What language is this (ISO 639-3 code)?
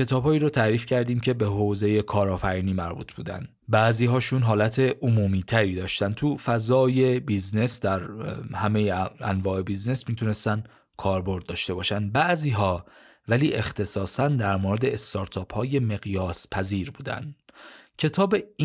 fas